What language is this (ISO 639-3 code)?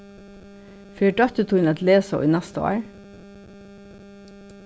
fao